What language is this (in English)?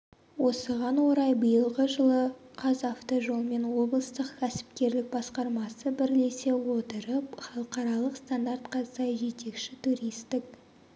Kazakh